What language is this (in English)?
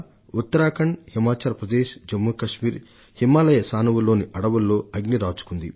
Telugu